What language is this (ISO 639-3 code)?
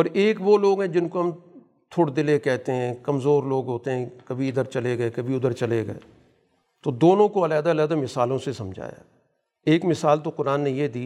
urd